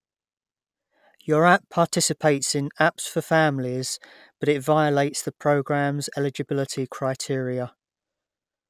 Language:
English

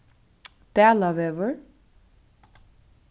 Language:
Faroese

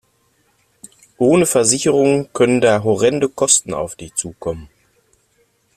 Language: German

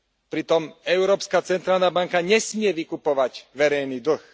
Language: Slovak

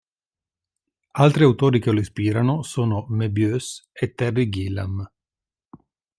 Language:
Italian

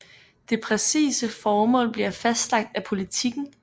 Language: Danish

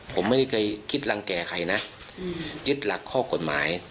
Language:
Thai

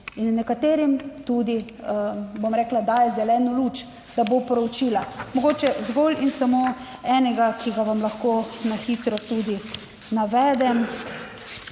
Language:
Slovenian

